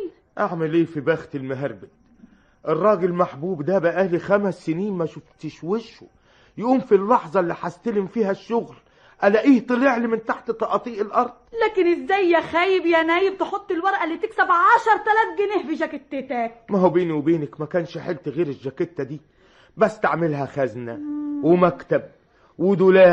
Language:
Arabic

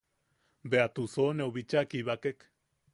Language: Yaqui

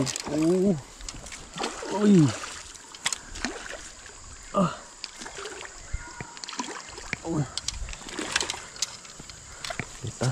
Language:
Malay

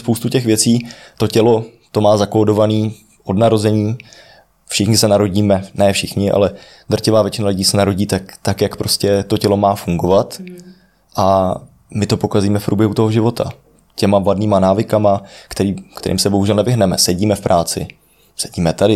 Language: Czech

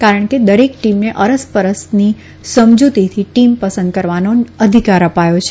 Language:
Gujarati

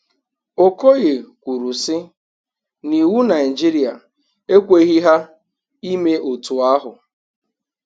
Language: Igbo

